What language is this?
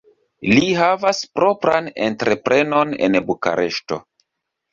Esperanto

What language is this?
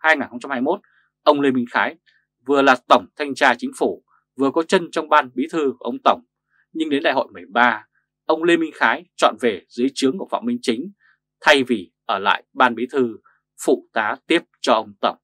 Vietnamese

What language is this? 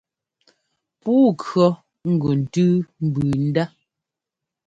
Ngomba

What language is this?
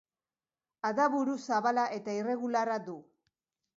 Basque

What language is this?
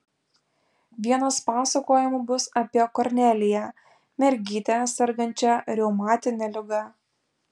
Lithuanian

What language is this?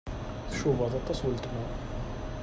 Kabyle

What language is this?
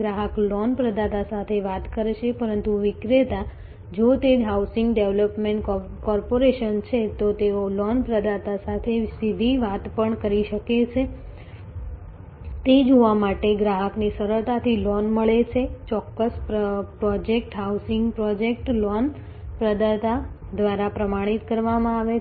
Gujarati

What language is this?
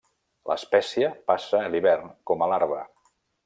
Catalan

